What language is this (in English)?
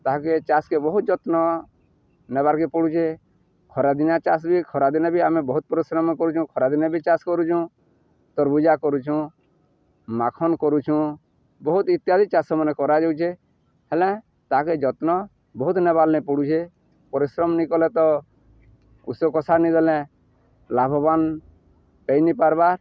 Odia